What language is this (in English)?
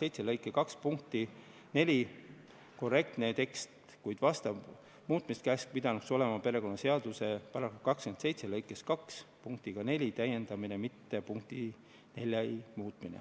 Estonian